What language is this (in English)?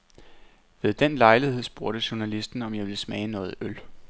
Danish